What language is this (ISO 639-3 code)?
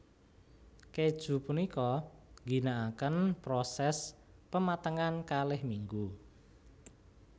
jav